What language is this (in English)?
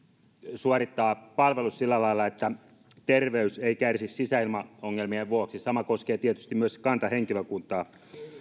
Finnish